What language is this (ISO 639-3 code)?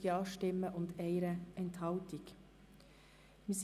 gsw